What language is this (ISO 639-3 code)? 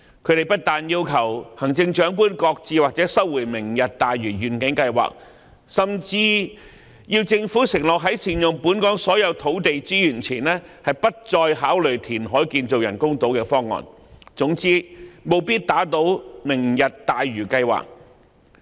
yue